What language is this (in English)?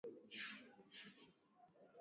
Swahili